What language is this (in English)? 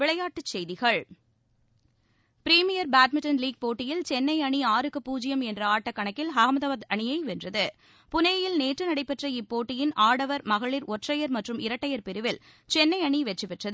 Tamil